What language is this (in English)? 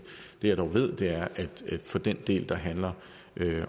Danish